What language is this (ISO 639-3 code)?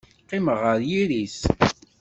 kab